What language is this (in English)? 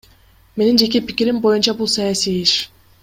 Kyrgyz